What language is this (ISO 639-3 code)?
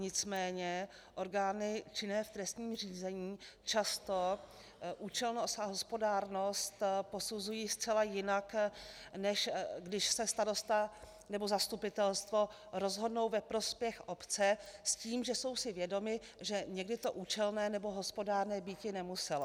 ces